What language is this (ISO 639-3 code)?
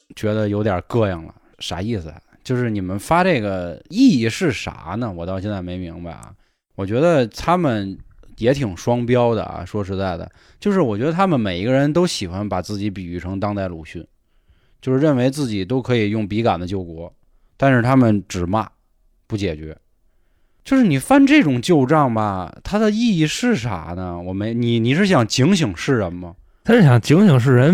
zho